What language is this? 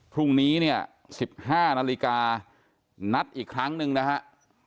Thai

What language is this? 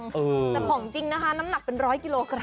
Thai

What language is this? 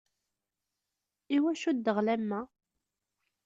Kabyle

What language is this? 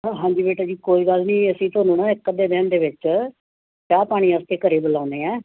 Punjabi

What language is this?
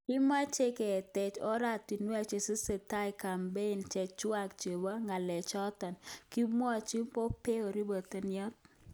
Kalenjin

